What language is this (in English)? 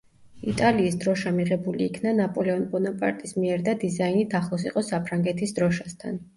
Georgian